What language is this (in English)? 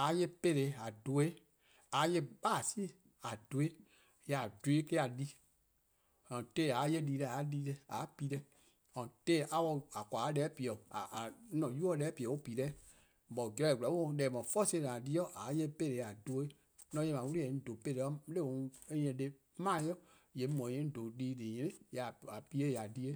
Eastern Krahn